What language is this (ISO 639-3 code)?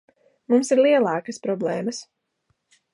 lav